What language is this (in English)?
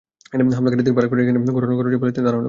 Bangla